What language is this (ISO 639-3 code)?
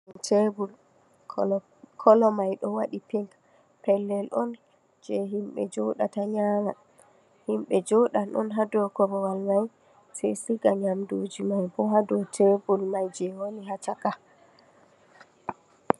ful